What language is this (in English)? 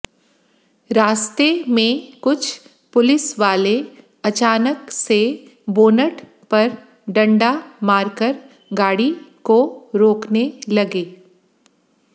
Hindi